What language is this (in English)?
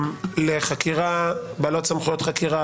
Hebrew